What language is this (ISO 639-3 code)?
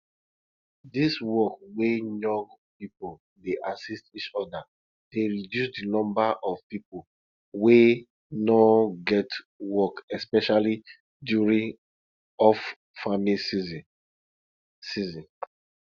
pcm